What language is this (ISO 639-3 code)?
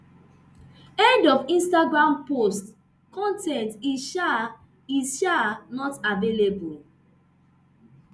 pcm